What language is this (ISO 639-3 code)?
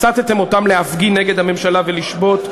heb